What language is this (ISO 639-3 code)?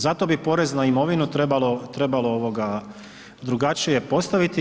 hrv